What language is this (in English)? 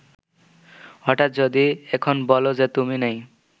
Bangla